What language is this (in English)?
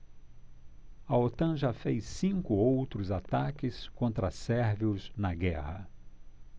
Portuguese